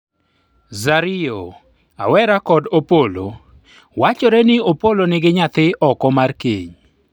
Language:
Luo (Kenya and Tanzania)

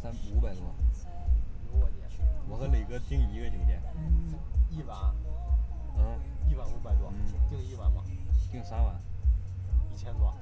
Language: Chinese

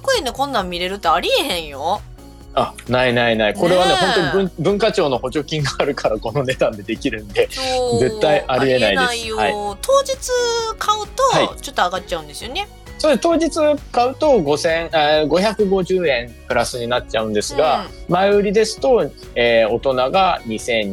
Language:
Japanese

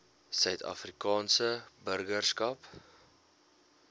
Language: Afrikaans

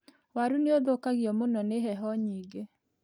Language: Kikuyu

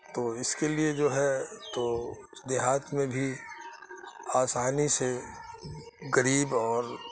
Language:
Urdu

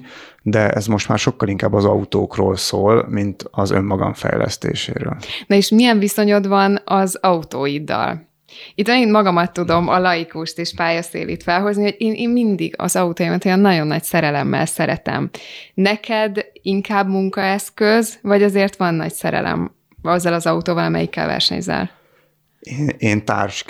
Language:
Hungarian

